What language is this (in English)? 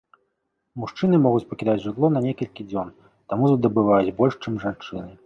Belarusian